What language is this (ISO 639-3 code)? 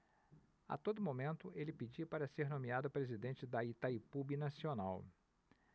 por